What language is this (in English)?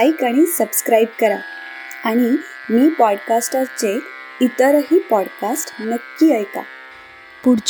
Marathi